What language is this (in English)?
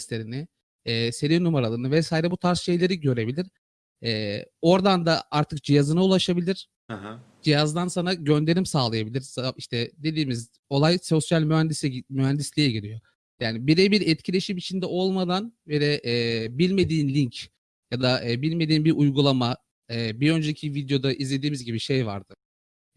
Turkish